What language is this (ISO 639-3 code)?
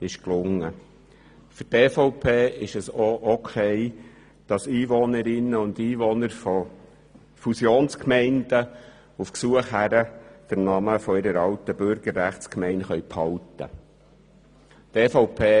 gsw